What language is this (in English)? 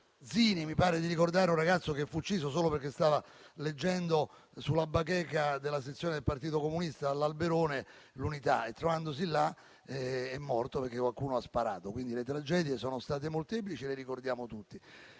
Italian